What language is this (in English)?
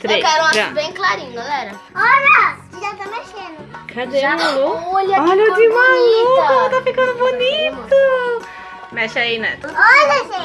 Portuguese